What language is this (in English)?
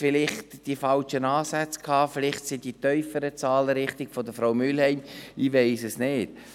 Swiss German